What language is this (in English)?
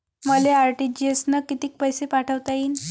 Marathi